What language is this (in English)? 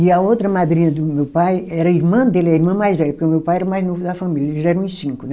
Portuguese